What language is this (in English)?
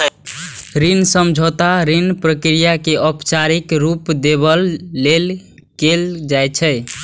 Maithili